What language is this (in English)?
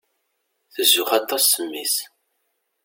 Kabyle